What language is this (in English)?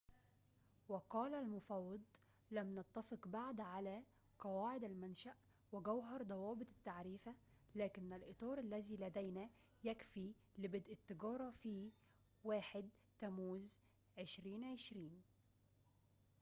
Arabic